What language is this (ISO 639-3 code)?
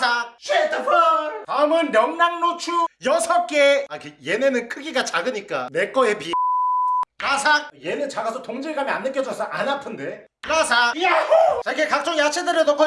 kor